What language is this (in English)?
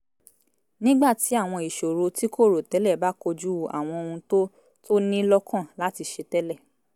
Yoruba